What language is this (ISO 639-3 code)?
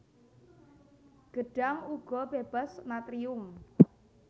jav